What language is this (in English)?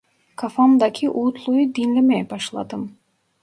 Turkish